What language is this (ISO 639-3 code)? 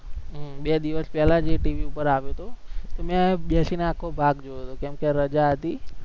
guj